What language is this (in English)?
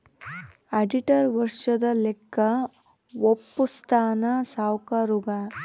Kannada